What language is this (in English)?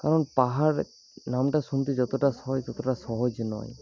Bangla